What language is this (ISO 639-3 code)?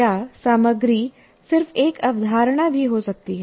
hin